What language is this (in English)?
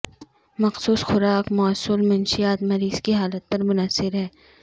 Urdu